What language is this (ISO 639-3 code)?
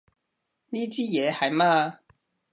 yue